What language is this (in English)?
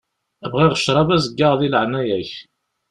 Kabyle